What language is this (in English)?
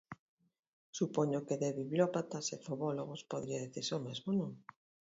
Galician